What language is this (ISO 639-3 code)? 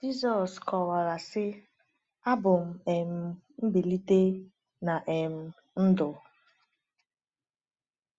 ibo